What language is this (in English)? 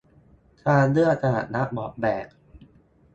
Thai